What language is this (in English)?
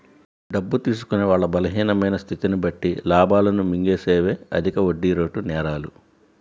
Telugu